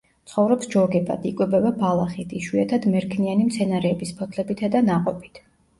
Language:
Georgian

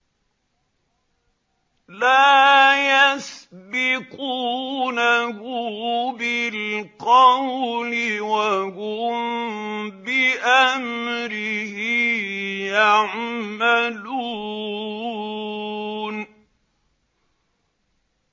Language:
Arabic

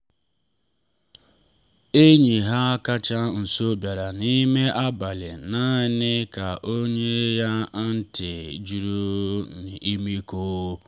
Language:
Igbo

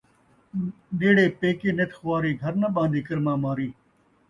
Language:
Saraiki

